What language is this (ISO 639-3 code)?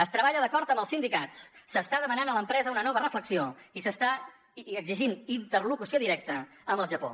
cat